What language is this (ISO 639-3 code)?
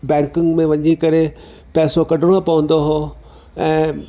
snd